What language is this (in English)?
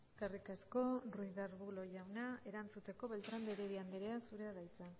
Basque